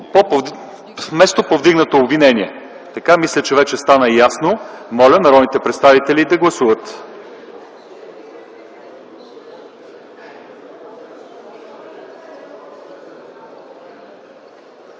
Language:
Bulgarian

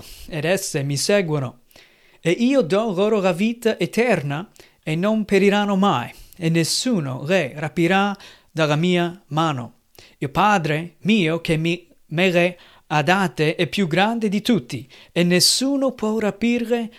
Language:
Italian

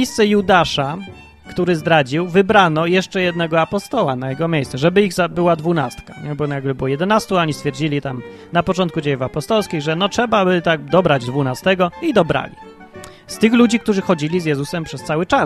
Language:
Polish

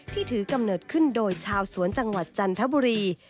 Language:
Thai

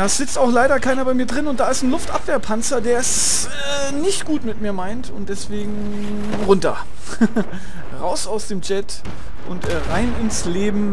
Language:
German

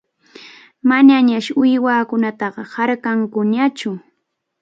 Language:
Arequipa-La Unión Quechua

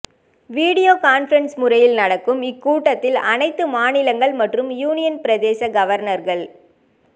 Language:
Tamil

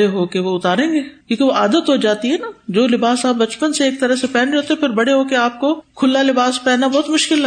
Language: Urdu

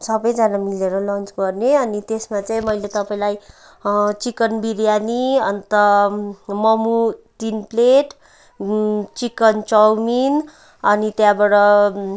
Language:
Nepali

